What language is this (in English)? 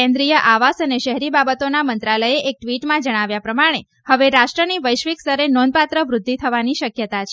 Gujarati